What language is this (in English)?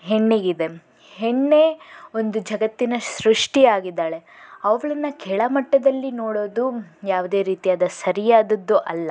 Kannada